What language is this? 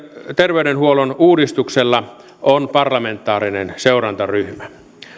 Finnish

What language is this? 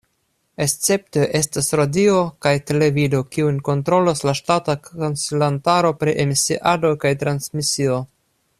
Esperanto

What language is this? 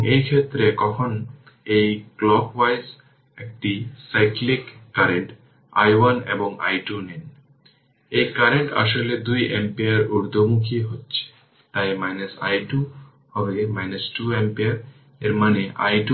Bangla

